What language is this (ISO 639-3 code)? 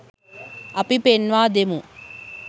sin